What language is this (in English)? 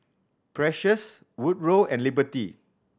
English